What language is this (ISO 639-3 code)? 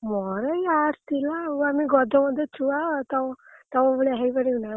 ori